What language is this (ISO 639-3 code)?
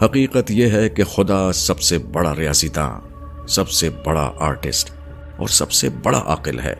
urd